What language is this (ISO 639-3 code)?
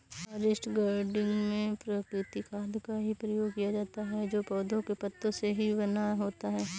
hin